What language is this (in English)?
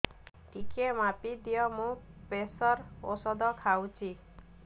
Odia